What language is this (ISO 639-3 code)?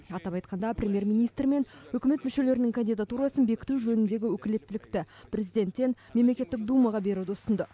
kaz